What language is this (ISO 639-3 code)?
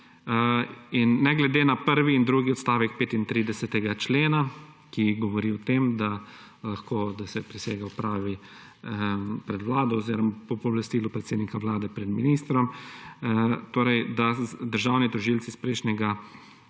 slv